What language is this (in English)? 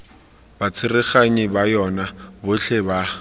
Tswana